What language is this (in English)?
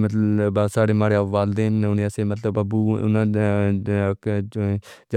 Pahari-Potwari